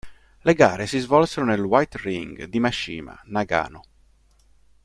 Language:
Italian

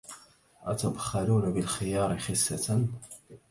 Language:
Arabic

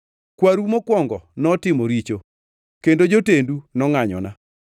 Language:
Luo (Kenya and Tanzania)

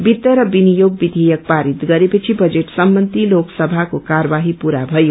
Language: Nepali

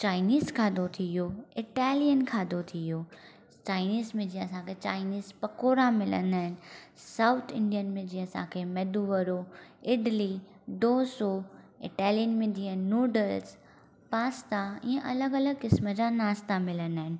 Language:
Sindhi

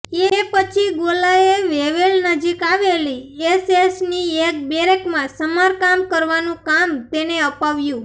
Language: Gujarati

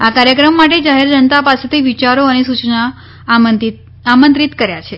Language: Gujarati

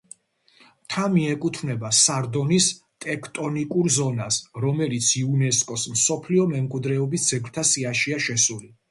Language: Georgian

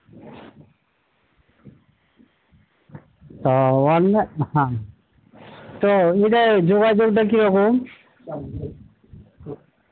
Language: Bangla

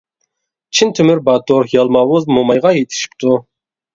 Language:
Uyghur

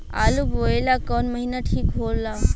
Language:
Bhojpuri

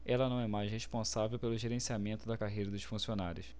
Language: Portuguese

